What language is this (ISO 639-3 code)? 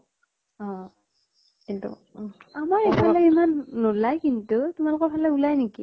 asm